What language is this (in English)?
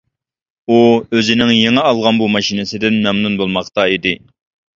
Uyghur